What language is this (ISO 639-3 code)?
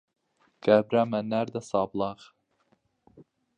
ckb